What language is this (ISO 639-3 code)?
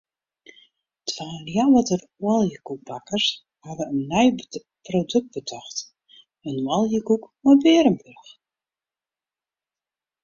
fry